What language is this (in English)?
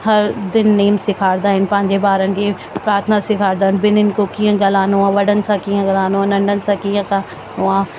Sindhi